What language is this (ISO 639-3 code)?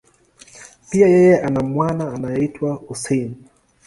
swa